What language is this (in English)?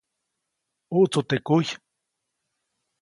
Copainalá Zoque